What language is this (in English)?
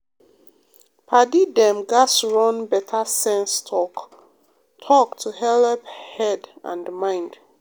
Nigerian Pidgin